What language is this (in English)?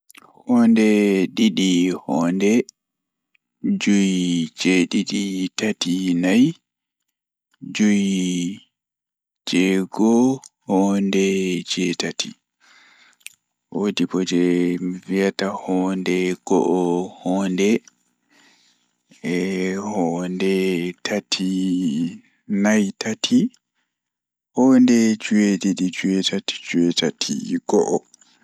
Fula